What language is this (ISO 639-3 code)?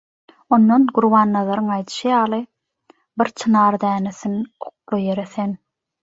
tuk